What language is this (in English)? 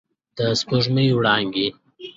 Pashto